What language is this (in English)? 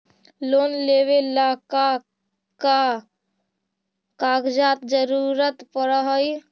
Magahi